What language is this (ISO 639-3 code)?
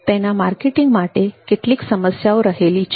guj